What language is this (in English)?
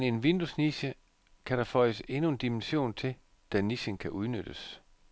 Danish